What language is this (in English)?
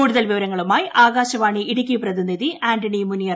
Malayalam